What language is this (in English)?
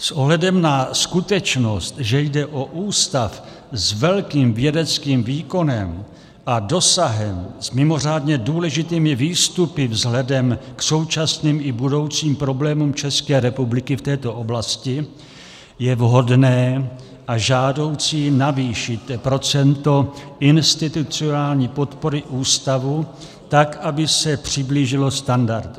Czech